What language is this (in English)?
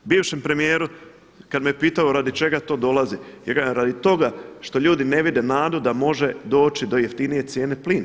Croatian